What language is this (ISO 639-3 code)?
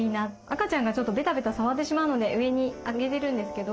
jpn